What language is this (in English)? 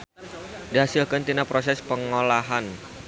Sundanese